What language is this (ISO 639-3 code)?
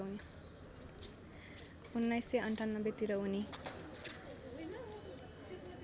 nep